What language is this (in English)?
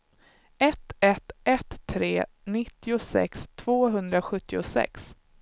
Swedish